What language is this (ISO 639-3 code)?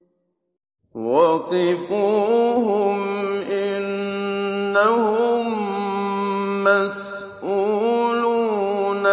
ara